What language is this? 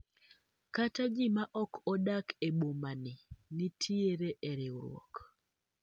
Luo (Kenya and Tanzania)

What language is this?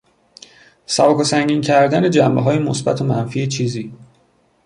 Persian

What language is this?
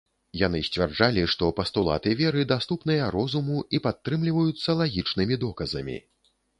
Belarusian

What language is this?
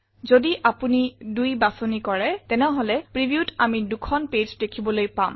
Assamese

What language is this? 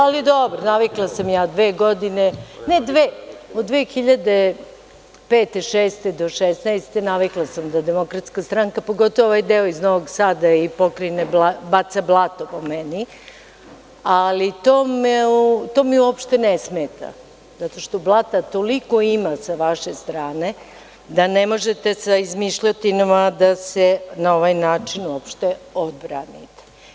Serbian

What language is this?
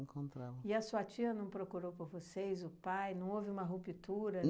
Portuguese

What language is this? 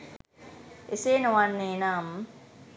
Sinhala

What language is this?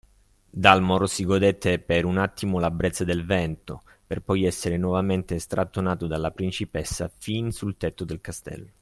Italian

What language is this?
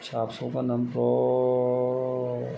Bodo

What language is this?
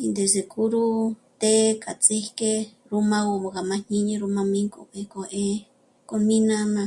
Michoacán Mazahua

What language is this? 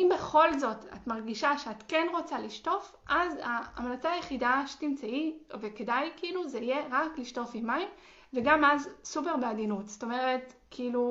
Hebrew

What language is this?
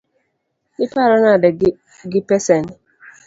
Luo (Kenya and Tanzania)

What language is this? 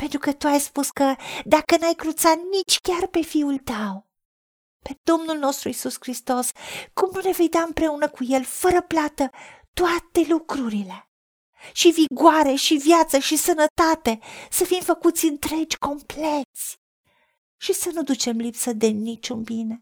Romanian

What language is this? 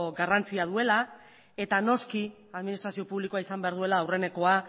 Basque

